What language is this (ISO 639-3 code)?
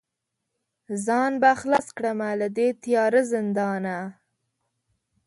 pus